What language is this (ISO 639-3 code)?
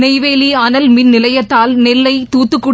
tam